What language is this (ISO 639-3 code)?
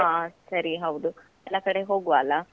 kan